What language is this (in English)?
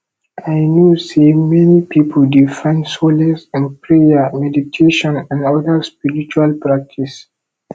Nigerian Pidgin